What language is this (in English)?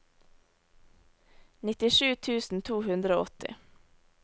Norwegian